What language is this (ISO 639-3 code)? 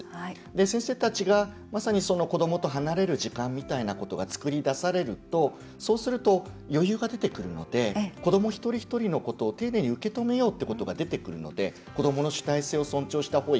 jpn